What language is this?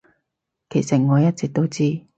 Cantonese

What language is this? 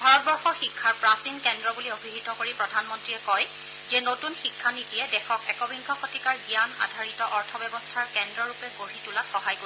Assamese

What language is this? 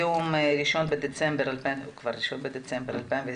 Hebrew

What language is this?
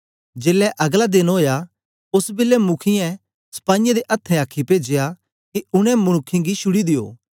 Dogri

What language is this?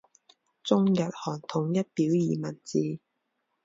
Chinese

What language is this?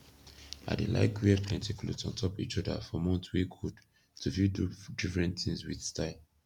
Nigerian Pidgin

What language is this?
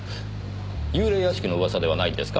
Japanese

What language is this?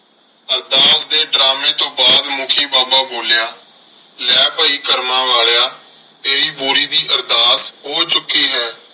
Punjabi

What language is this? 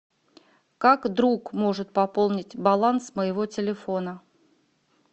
Russian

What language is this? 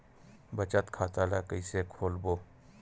Chhattisgarhi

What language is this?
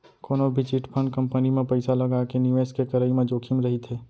Chhattisgarhi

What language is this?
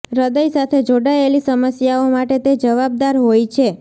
Gujarati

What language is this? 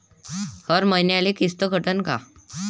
Marathi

